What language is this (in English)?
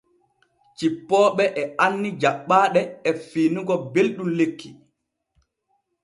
Borgu Fulfulde